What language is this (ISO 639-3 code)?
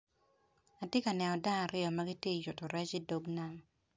ach